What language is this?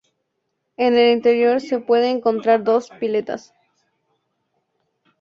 Spanish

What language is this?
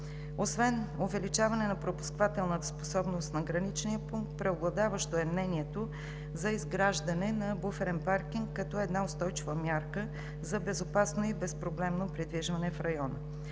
Bulgarian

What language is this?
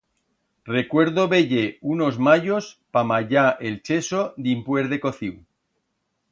Aragonese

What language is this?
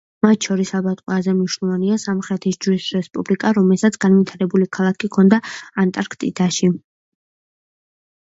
Georgian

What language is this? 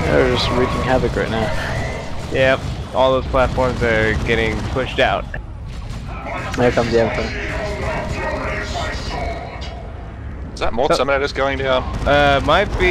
English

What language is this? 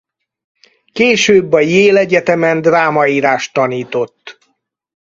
Hungarian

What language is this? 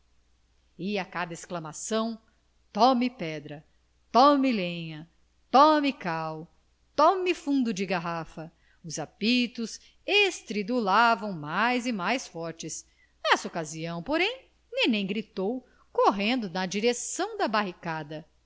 Portuguese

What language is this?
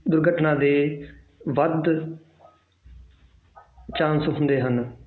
Punjabi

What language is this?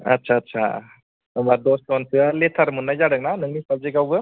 Bodo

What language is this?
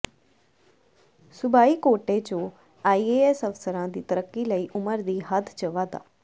Punjabi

